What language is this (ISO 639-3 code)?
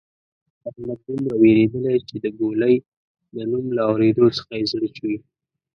pus